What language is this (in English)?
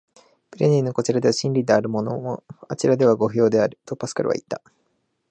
Japanese